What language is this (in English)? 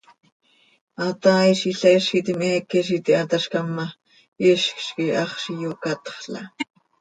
Seri